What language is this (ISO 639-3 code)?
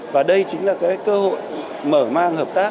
vie